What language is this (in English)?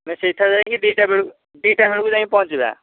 Odia